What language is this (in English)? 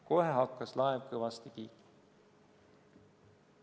Estonian